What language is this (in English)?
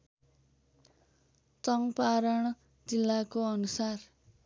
Nepali